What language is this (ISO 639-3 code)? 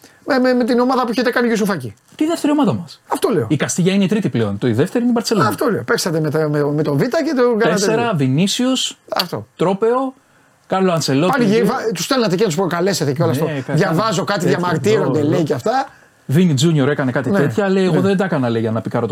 ell